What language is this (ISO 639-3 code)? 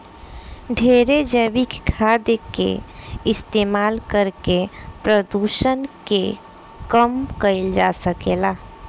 bho